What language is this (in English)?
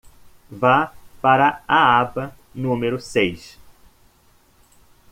Portuguese